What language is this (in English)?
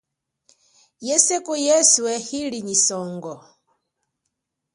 Chokwe